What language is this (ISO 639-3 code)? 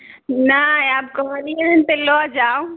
mai